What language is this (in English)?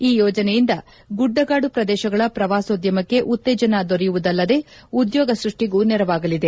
Kannada